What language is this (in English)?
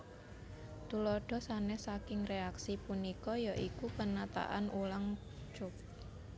Javanese